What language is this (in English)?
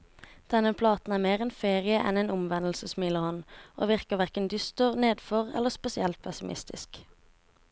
Norwegian